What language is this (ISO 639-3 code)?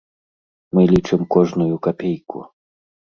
bel